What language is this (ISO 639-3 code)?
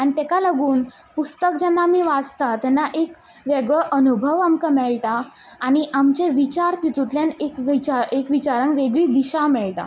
kok